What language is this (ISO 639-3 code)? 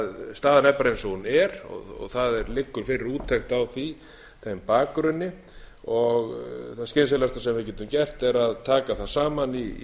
isl